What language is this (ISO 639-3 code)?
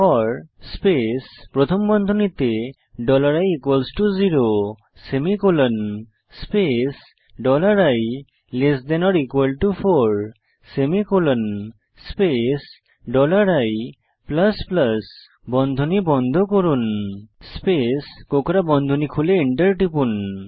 ben